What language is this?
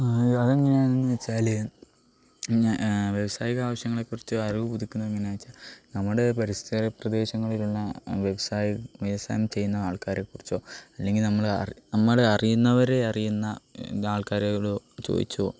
Malayalam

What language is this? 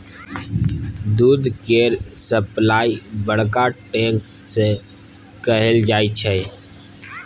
Maithili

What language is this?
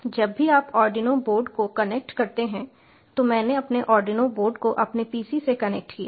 Hindi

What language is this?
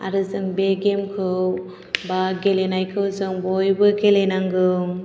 Bodo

